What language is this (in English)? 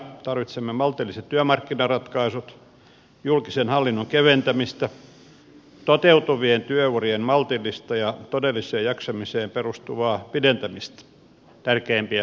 Finnish